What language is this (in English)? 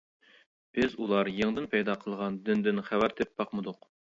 Uyghur